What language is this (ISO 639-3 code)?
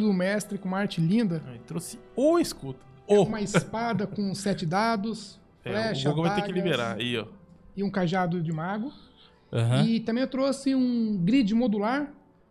por